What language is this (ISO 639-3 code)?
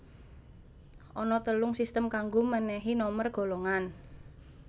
jav